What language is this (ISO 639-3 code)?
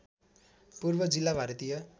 nep